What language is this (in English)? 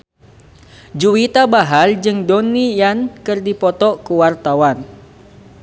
Sundanese